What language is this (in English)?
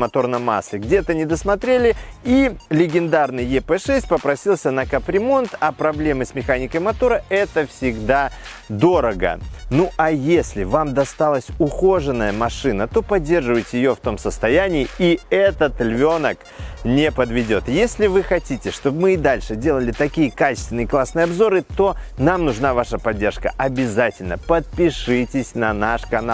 Russian